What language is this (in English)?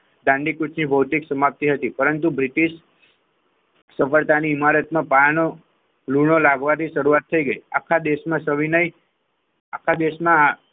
Gujarati